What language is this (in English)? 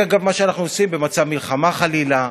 Hebrew